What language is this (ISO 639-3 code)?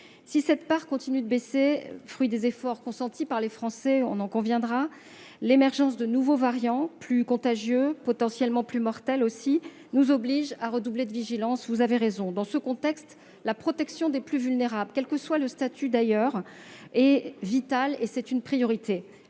fra